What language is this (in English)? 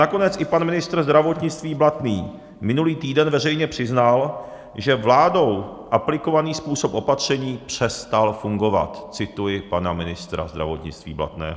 Czech